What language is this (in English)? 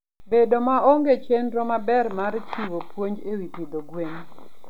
Luo (Kenya and Tanzania)